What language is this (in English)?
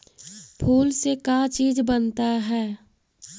Magahi